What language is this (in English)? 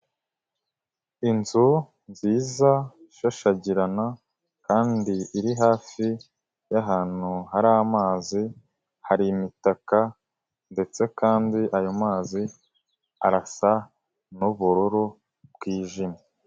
Kinyarwanda